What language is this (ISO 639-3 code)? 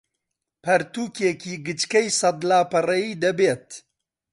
ckb